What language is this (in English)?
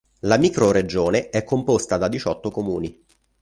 Italian